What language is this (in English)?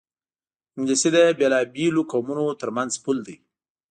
Pashto